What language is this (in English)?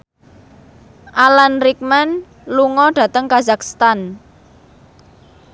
Javanese